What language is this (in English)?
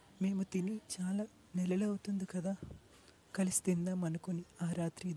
Telugu